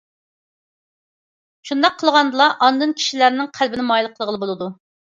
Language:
Uyghur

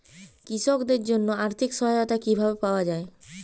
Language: Bangla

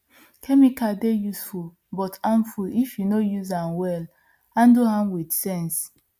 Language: Nigerian Pidgin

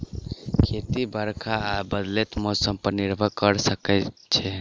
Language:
Maithili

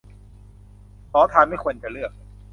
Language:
Thai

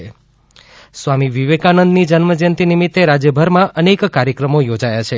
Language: Gujarati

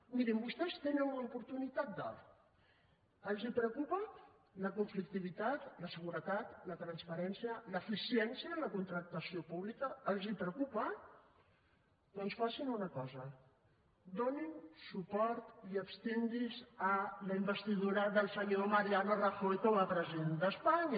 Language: Catalan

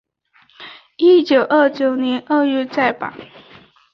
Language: Chinese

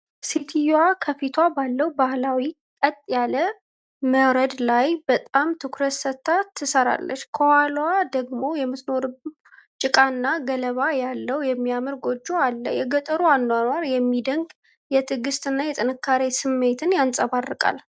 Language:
Amharic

